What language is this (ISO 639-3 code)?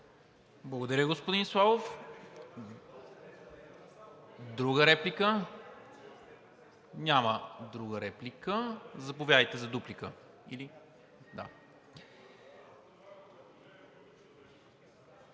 bul